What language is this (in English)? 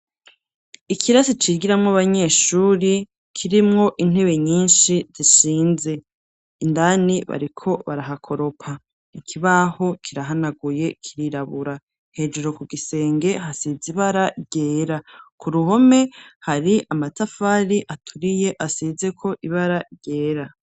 Rundi